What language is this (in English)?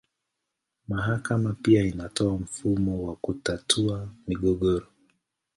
Swahili